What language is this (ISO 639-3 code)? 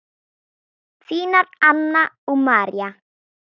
isl